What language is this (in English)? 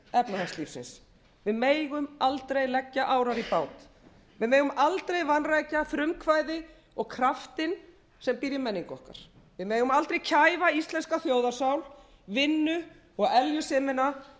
Icelandic